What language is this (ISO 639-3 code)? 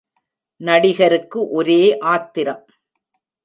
tam